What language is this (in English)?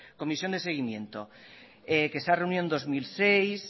Spanish